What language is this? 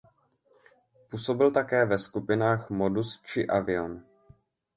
Czech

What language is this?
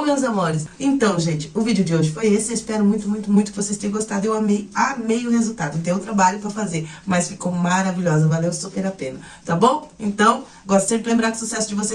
Portuguese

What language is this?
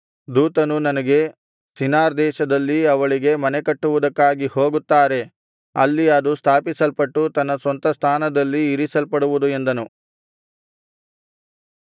Kannada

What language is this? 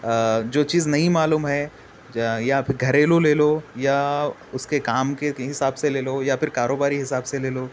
Urdu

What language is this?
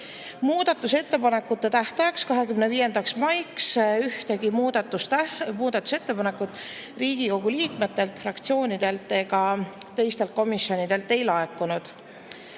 Estonian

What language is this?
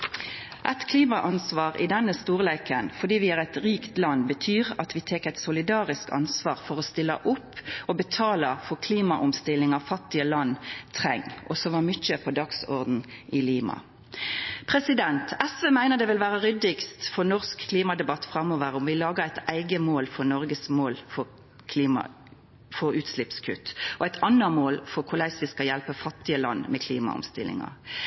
Norwegian Nynorsk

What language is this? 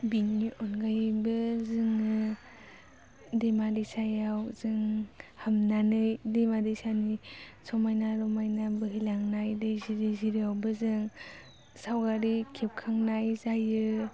Bodo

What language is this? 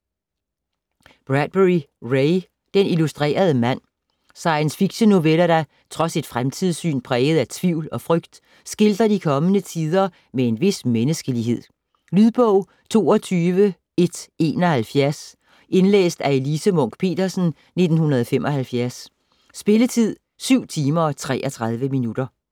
Danish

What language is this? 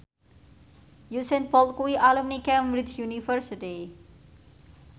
Javanese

